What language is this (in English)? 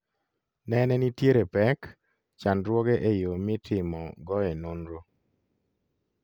Luo (Kenya and Tanzania)